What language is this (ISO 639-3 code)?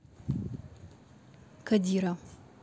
rus